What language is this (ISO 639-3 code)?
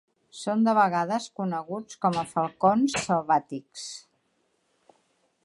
cat